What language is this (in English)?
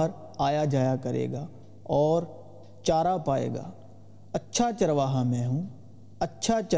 Urdu